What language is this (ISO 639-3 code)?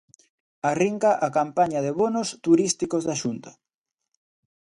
glg